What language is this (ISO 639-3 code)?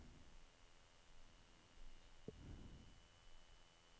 nor